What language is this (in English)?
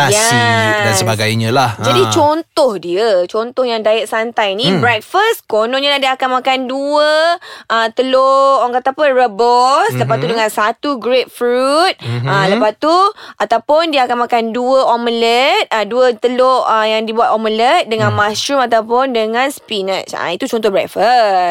Malay